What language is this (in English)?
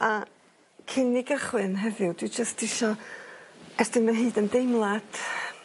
Welsh